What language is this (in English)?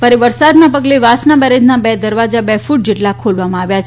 Gujarati